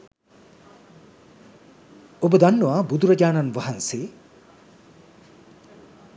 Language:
Sinhala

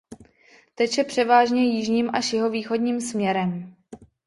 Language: Czech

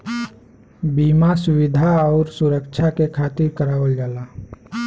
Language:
Bhojpuri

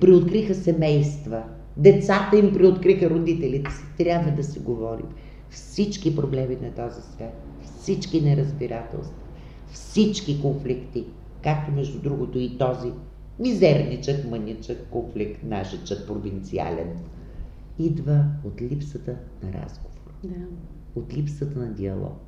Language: Bulgarian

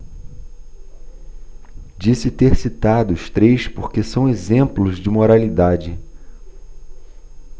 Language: Portuguese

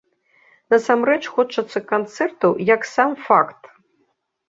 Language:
Belarusian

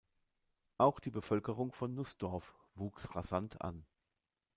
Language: German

